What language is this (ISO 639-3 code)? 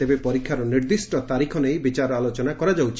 ori